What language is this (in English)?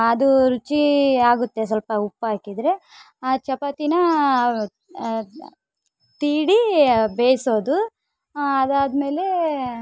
Kannada